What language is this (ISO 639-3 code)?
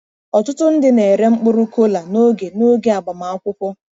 ibo